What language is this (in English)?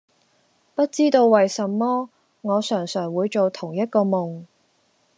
Cantonese